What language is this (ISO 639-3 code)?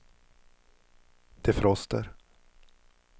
swe